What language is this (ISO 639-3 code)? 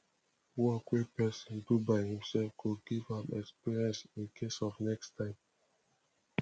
pcm